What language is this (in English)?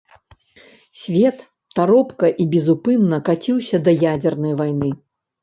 Belarusian